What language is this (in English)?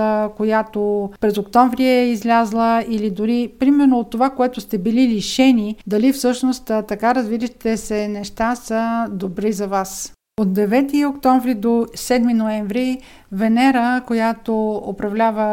Bulgarian